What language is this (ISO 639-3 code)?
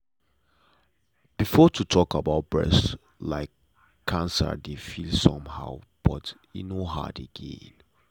pcm